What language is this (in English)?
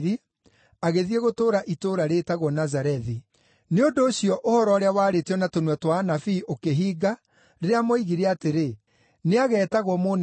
Kikuyu